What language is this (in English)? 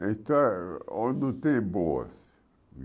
Portuguese